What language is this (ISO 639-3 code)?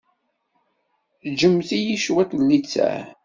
kab